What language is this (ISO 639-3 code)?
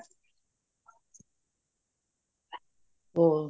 pan